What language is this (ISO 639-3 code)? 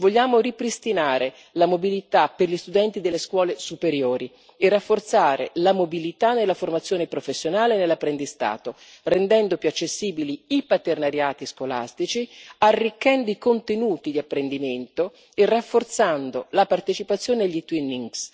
ita